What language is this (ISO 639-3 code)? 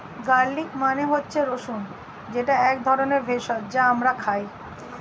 ben